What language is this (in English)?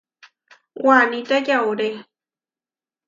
Huarijio